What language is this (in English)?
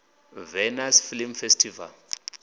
Venda